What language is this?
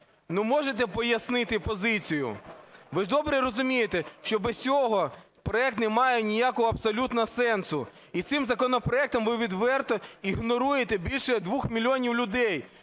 Ukrainian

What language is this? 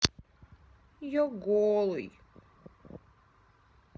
Russian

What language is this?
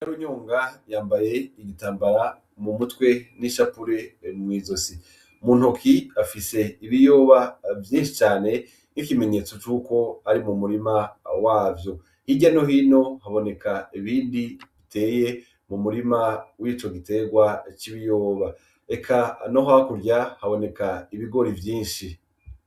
Rundi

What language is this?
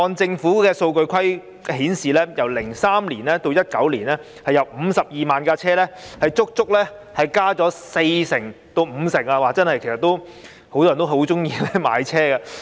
Cantonese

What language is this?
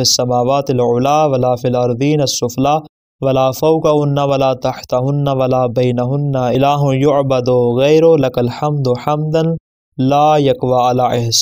Arabic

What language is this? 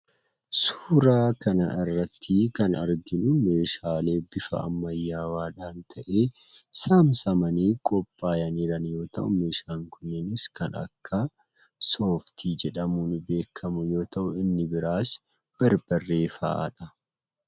Oromo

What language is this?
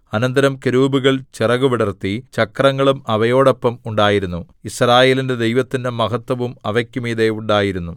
Malayalam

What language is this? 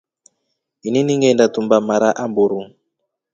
Rombo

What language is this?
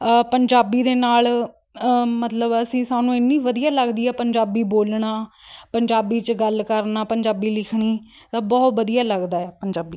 Punjabi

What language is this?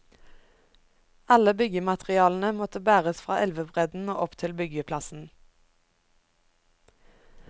Norwegian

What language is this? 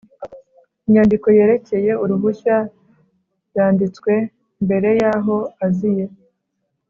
Kinyarwanda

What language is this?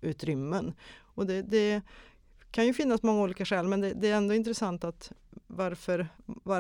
Swedish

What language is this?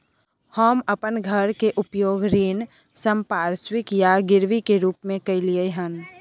Maithili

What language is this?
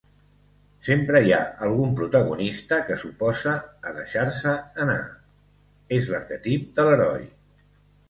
Catalan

